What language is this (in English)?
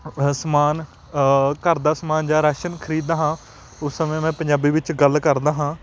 Punjabi